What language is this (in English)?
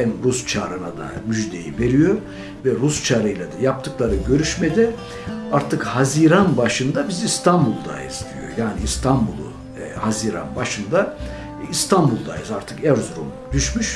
Turkish